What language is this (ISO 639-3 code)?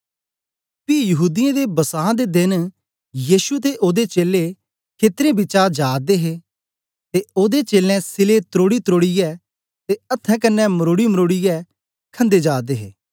doi